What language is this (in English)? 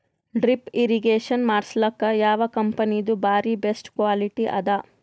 Kannada